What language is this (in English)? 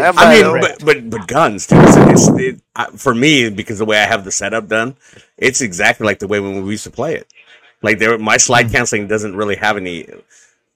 English